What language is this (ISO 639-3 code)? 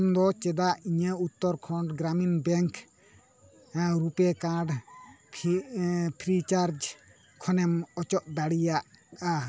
sat